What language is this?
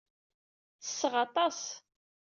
Kabyle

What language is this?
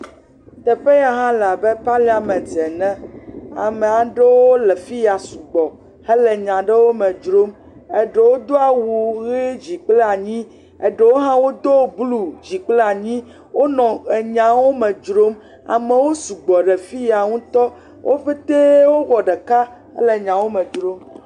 Ewe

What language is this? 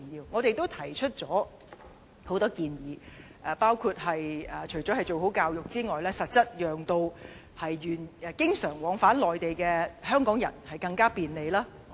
Cantonese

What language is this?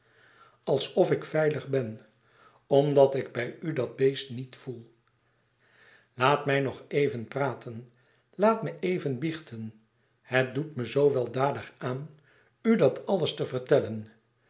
Dutch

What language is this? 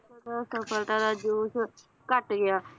Punjabi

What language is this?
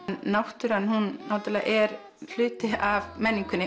Icelandic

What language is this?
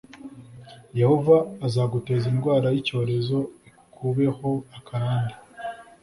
Kinyarwanda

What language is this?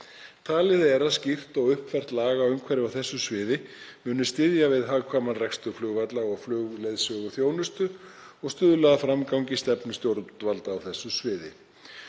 Icelandic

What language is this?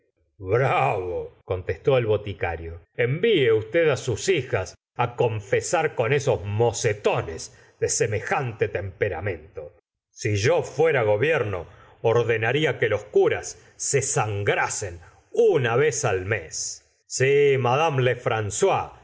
Spanish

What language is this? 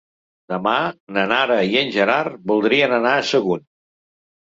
Catalan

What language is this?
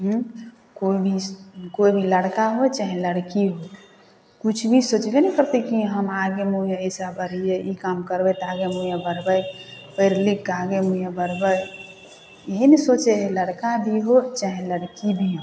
Maithili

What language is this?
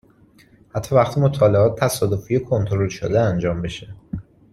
Persian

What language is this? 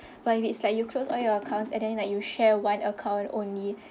English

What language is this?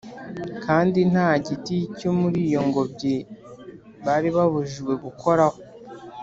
Kinyarwanda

